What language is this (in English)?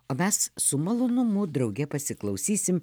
Lithuanian